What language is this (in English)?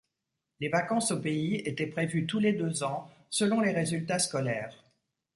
French